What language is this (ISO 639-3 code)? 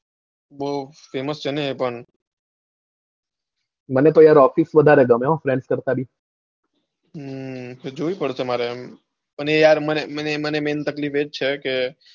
guj